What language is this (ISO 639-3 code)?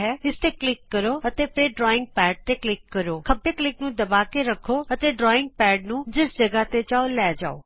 pan